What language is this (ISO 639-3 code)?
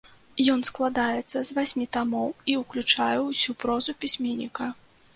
bel